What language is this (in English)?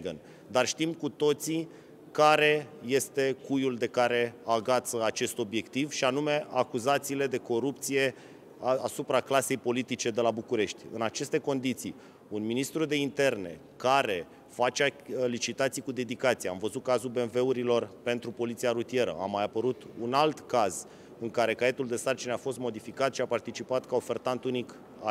Romanian